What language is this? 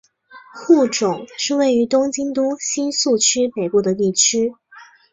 Chinese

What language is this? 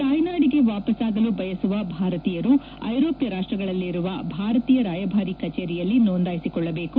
Kannada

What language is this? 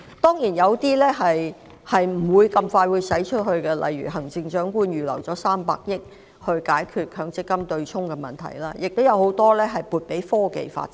Cantonese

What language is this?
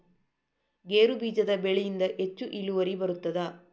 Kannada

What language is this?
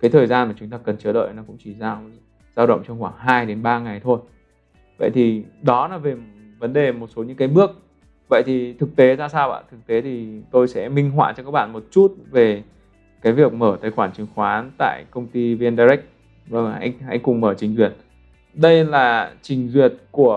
Vietnamese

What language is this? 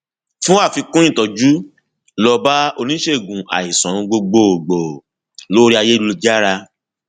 Yoruba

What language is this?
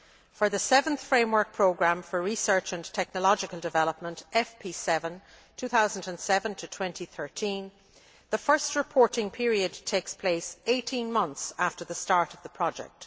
English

